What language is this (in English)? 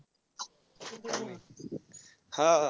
Marathi